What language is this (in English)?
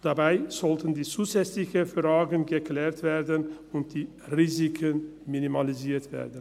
Swiss German